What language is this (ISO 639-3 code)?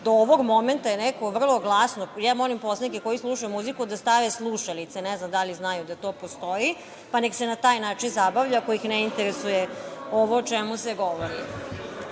srp